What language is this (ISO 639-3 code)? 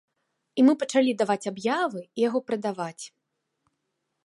bel